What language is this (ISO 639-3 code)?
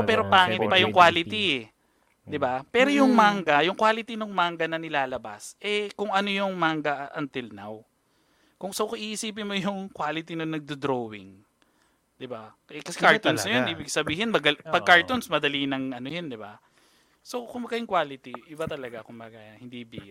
fil